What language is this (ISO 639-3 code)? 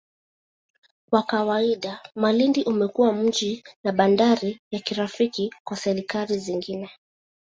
swa